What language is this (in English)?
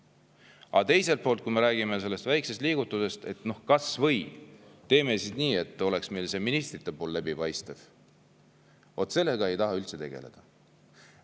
Estonian